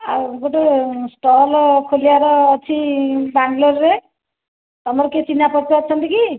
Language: Odia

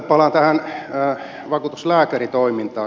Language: Finnish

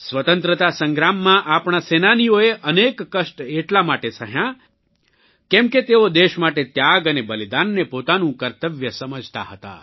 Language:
Gujarati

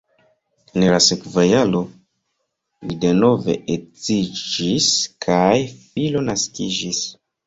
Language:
Esperanto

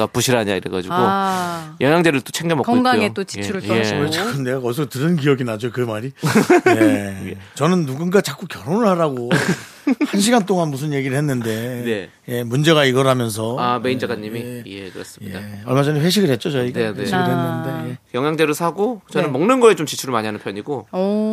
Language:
Korean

